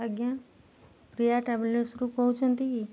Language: Odia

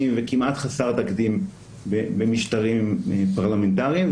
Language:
Hebrew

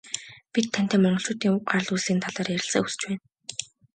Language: Mongolian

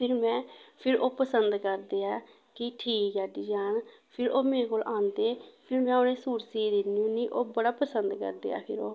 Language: Dogri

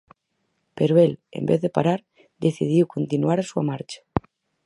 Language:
Galician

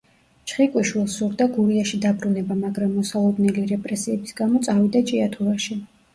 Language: Georgian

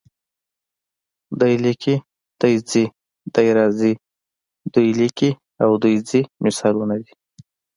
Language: Pashto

